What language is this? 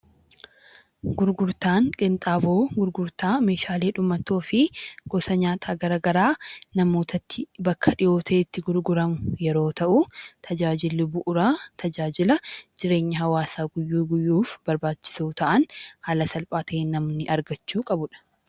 Oromo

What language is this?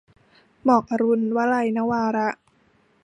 Thai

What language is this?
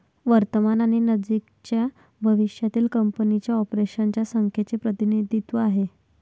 Marathi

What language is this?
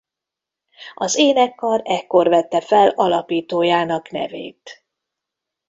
Hungarian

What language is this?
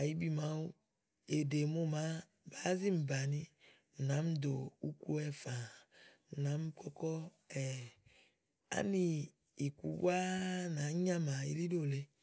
Igo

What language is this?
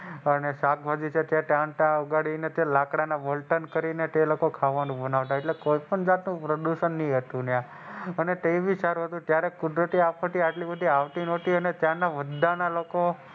Gujarati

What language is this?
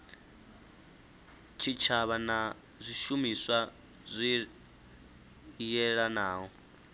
Venda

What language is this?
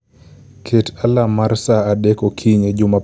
Luo (Kenya and Tanzania)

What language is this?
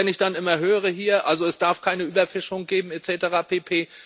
German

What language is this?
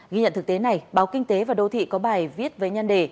Vietnamese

